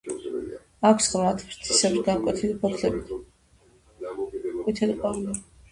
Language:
Georgian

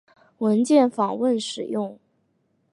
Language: Chinese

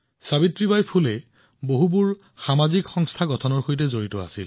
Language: Assamese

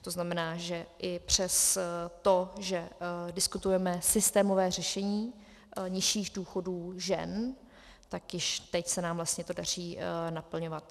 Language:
Czech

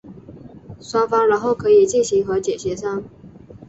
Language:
Chinese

